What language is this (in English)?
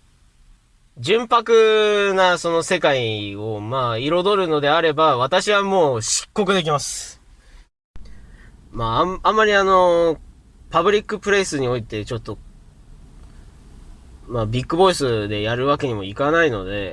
Japanese